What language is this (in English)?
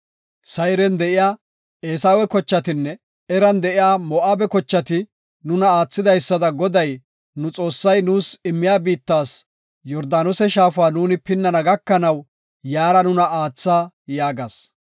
Gofa